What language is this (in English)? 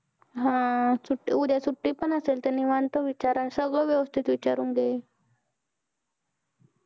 Marathi